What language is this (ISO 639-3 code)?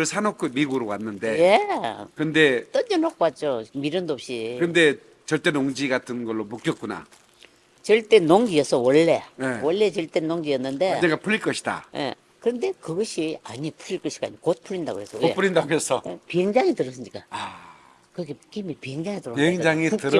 kor